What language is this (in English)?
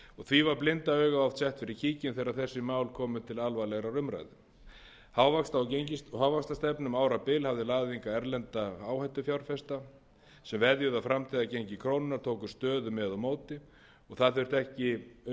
Icelandic